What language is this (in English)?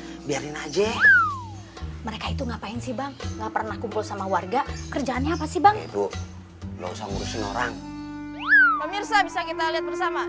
Indonesian